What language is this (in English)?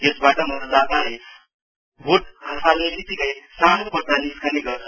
Nepali